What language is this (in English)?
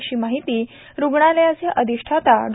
Marathi